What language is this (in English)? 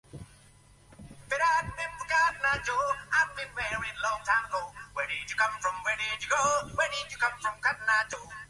Uzbek